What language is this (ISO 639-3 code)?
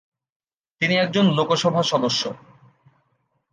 ben